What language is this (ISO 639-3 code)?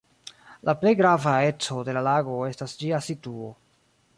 epo